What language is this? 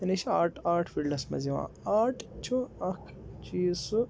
Kashmiri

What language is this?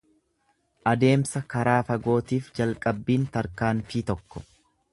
Oromo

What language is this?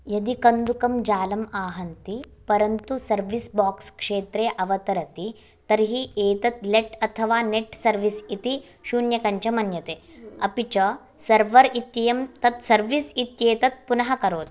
Sanskrit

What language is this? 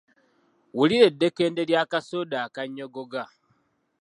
Ganda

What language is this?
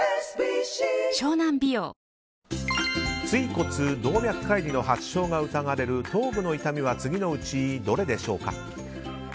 Japanese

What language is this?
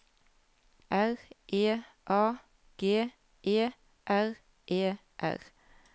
Norwegian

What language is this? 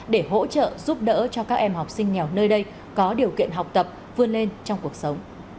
Vietnamese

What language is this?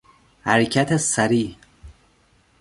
Persian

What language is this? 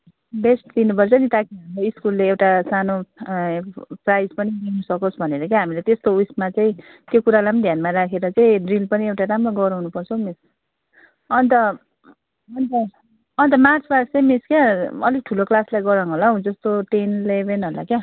Nepali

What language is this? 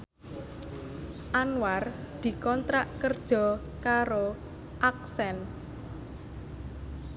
Javanese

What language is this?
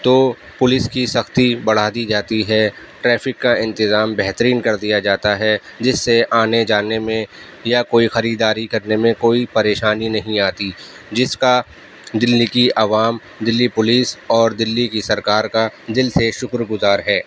Urdu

